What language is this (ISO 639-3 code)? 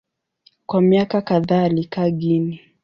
swa